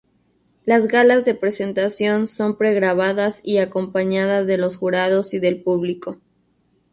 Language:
Spanish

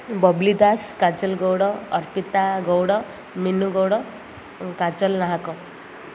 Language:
Odia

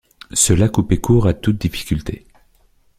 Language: French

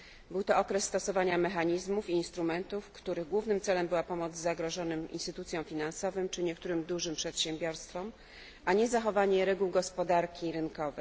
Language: Polish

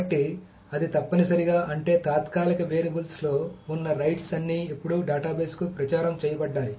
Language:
Telugu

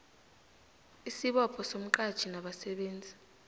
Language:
South Ndebele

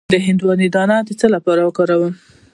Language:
Pashto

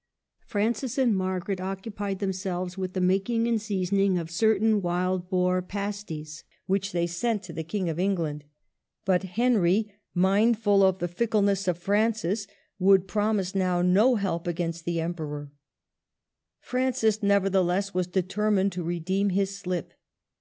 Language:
English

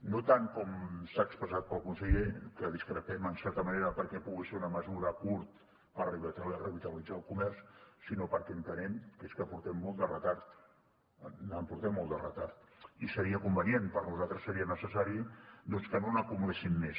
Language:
Catalan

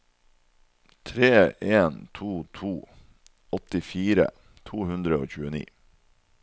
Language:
Norwegian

